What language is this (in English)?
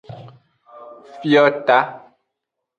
Aja (Benin)